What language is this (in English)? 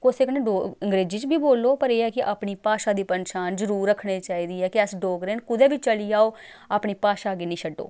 Dogri